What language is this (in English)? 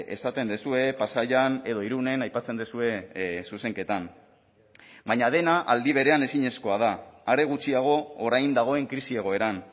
Basque